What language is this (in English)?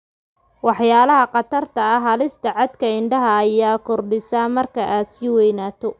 Somali